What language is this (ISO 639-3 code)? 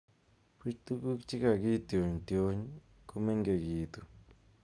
kln